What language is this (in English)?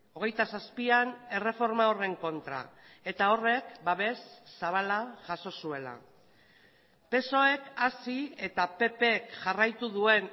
Basque